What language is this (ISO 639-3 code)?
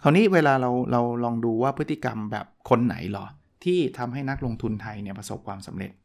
tha